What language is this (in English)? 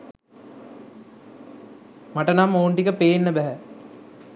Sinhala